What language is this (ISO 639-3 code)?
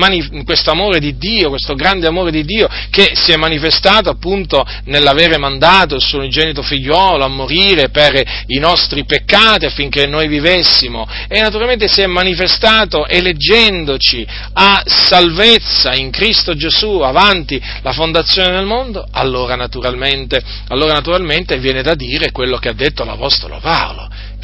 ita